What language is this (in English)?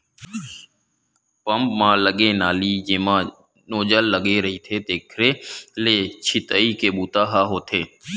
Chhattisgarhi